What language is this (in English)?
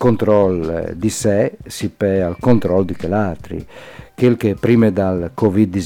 Italian